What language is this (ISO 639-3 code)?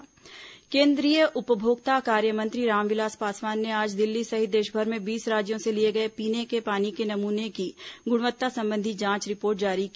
hin